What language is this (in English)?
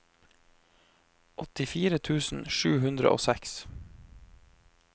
Norwegian